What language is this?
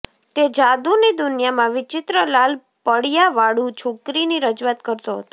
Gujarati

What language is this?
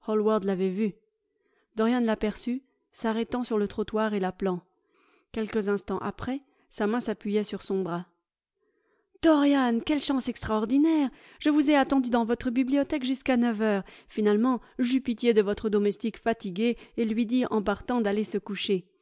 French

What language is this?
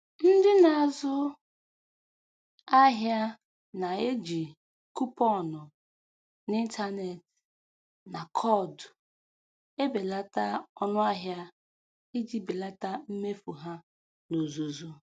Igbo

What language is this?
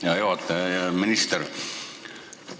Estonian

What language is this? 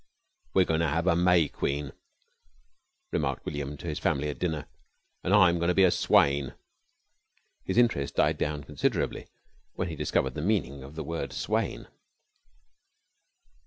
English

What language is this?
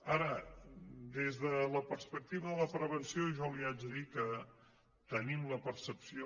Catalan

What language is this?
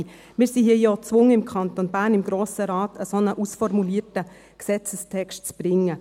Swiss German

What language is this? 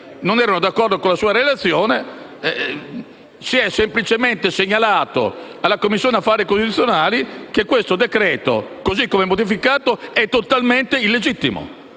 Italian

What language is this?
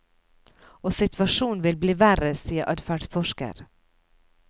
Norwegian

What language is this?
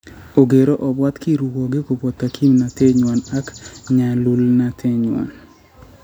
Kalenjin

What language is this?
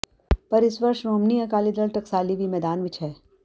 Punjabi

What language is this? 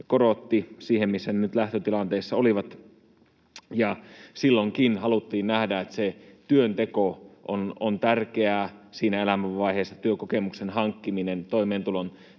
Finnish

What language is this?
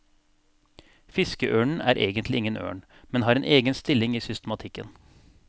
Norwegian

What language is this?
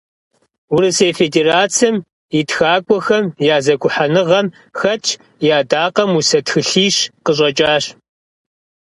Kabardian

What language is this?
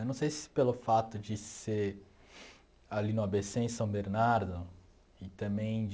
Portuguese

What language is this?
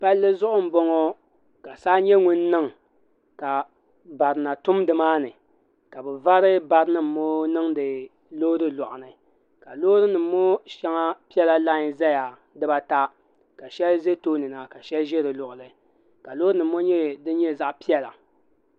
Dagbani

